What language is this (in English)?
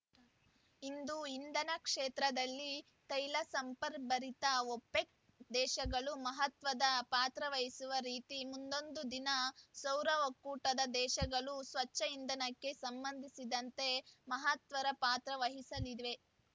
Kannada